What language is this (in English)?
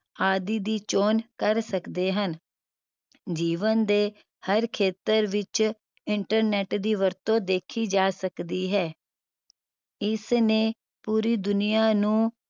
Punjabi